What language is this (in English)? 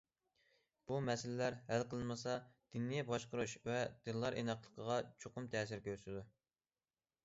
Uyghur